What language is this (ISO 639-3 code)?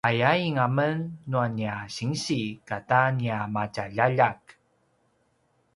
pwn